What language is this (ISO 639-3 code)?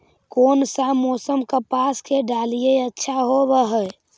mag